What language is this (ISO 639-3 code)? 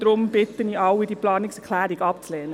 gsw